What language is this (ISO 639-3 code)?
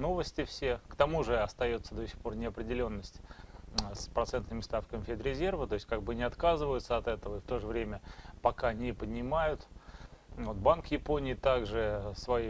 rus